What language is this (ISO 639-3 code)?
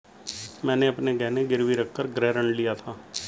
hin